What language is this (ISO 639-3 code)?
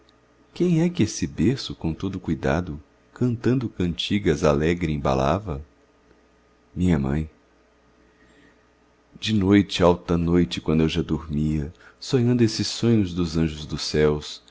por